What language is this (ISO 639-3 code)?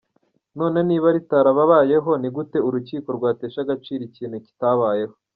kin